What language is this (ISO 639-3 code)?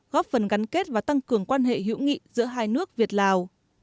vie